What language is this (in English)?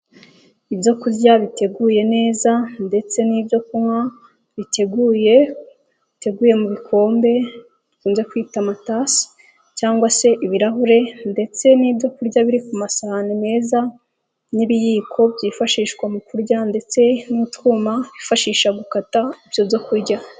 Kinyarwanda